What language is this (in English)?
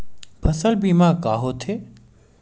Chhattisgarhi